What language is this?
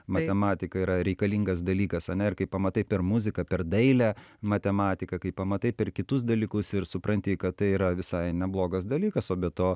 Lithuanian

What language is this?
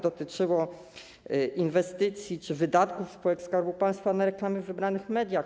Polish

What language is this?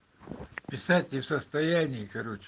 Russian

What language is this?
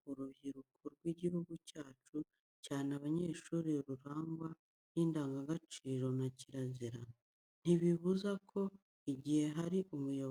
Kinyarwanda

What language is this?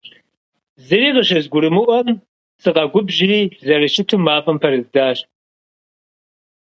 Kabardian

